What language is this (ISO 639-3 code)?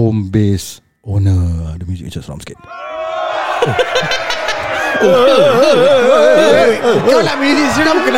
msa